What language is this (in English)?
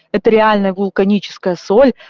Russian